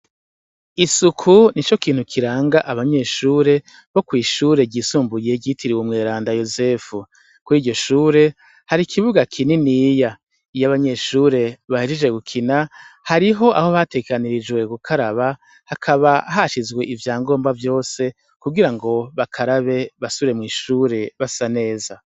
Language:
Rundi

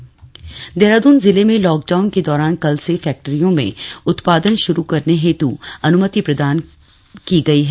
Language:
Hindi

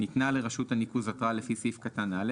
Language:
Hebrew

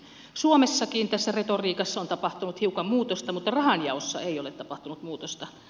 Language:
Finnish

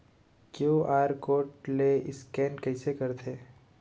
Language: Chhattisgarhi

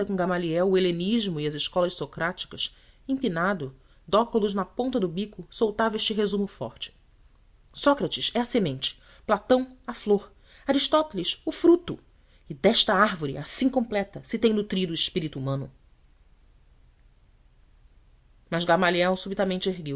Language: Portuguese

